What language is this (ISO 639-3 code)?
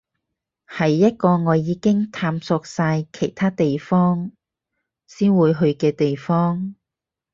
yue